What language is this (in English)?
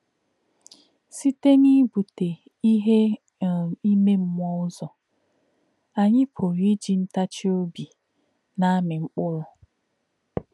Igbo